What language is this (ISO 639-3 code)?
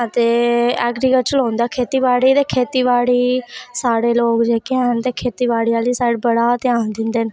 doi